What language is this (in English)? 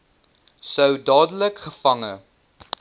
Afrikaans